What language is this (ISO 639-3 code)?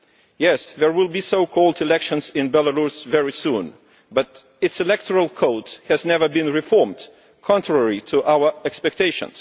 eng